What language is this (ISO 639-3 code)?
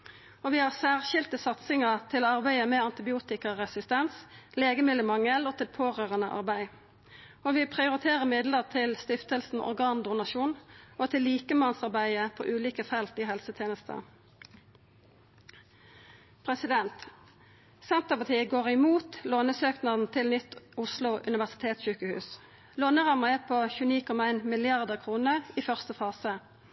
nno